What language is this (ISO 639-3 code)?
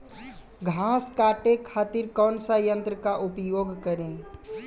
bho